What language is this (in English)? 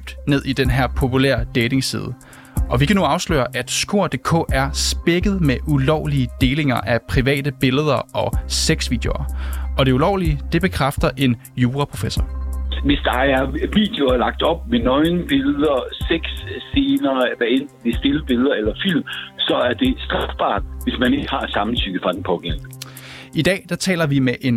Danish